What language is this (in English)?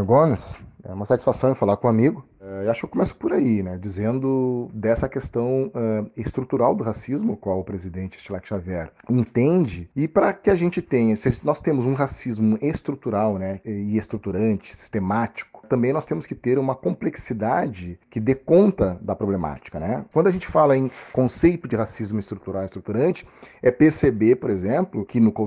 Portuguese